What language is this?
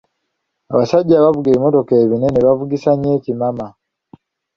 Ganda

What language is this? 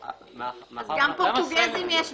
Hebrew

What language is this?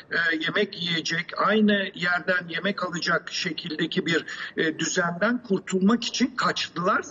Turkish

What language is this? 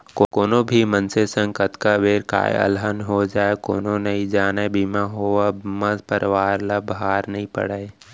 Chhattisgarhi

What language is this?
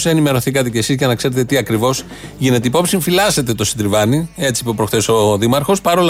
Greek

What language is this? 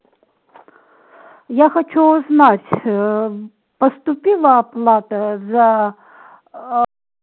Russian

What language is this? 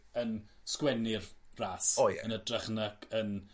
Welsh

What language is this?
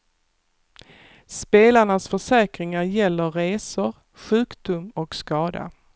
Swedish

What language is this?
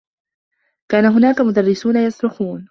Arabic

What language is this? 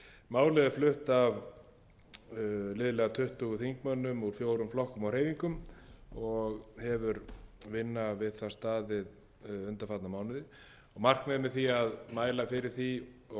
Icelandic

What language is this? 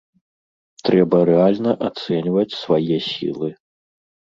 Belarusian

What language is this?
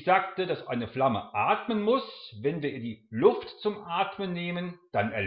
German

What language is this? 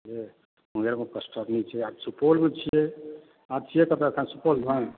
Maithili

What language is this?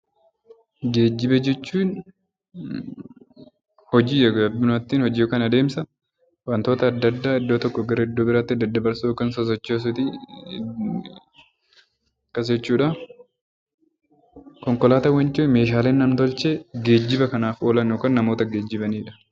Oromo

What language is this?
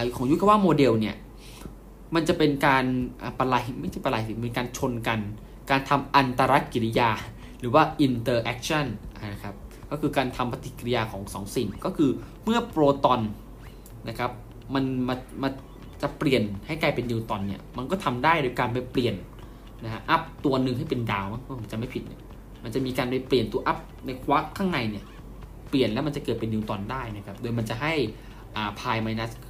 Thai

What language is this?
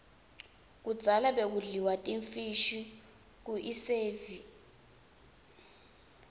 Swati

